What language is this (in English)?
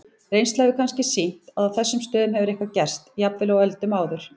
Icelandic